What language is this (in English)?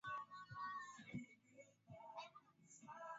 Swahili